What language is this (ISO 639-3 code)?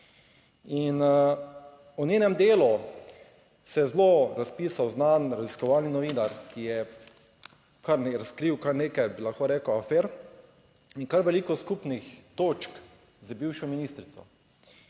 slv